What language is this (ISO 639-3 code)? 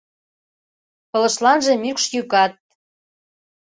chm